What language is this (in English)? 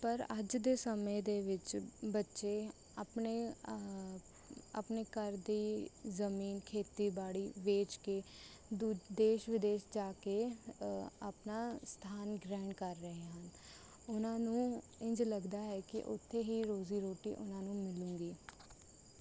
Punjabi